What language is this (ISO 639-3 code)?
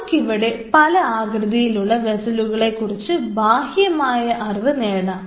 mal